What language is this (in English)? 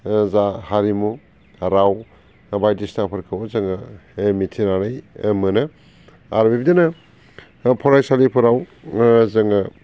Bodo